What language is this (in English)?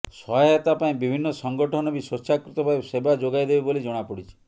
Odia